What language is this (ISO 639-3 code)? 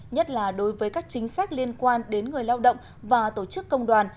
vie